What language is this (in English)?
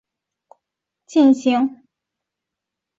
Chinese